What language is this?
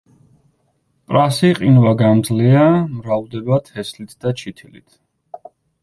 Georgian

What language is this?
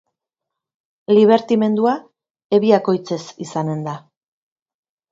Basque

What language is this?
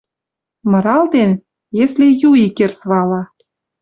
Western Mari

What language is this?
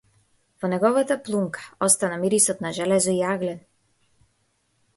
Macedonian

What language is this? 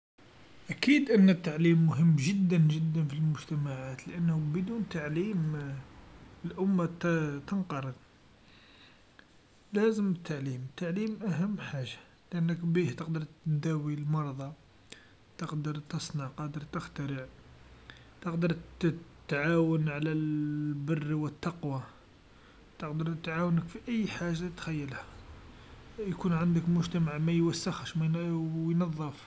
Algerian Arabic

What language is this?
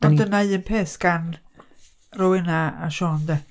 Welsh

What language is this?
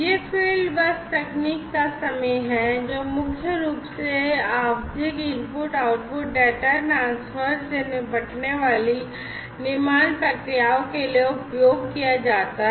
Hindi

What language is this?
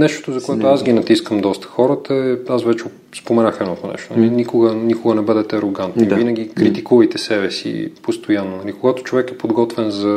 Bulgarian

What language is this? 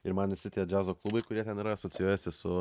Lithuanian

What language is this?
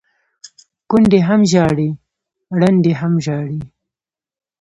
Pashto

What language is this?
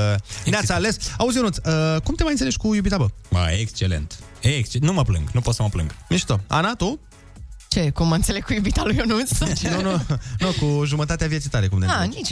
Romanian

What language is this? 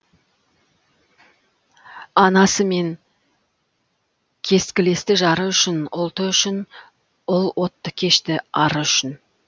Kazakh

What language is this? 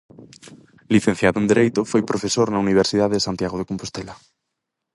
Galician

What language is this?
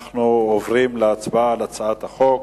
Hebrew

